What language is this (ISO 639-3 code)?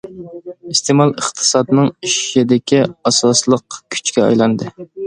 uig